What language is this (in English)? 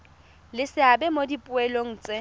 Tswana